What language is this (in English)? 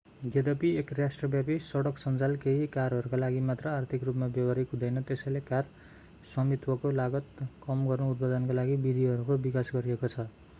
Nepali